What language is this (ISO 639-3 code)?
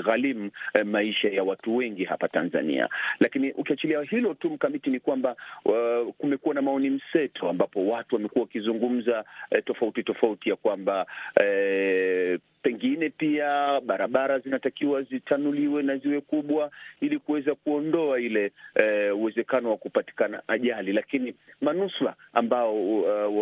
swa